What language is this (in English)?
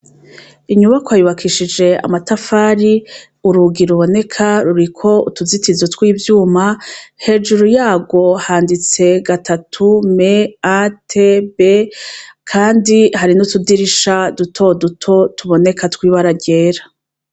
Rundi